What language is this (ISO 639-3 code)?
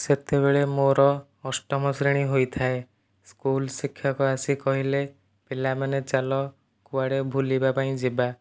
ori